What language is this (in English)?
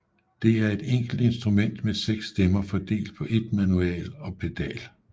Danish